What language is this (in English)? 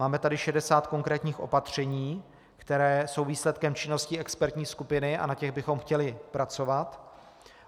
Czech